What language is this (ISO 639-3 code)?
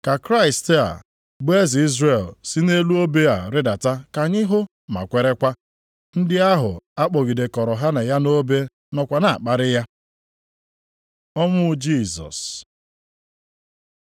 ibo